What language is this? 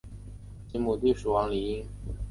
Chinese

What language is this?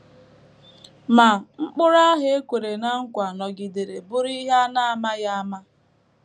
Igbo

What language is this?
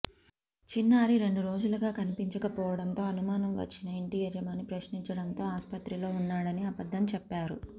Telugu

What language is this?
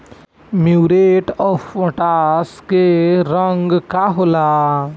Bhojpuri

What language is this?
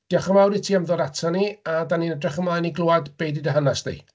Welsh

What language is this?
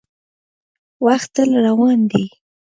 Pashto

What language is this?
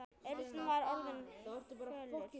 Icelandic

